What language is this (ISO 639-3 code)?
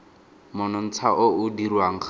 tsn